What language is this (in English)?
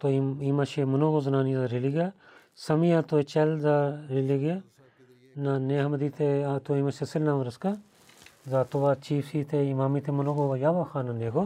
Bulgarian